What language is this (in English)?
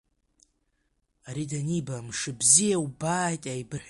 Abkhazian